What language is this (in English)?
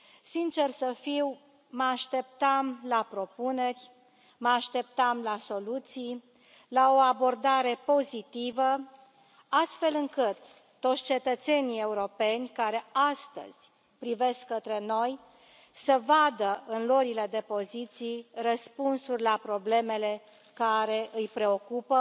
Romanian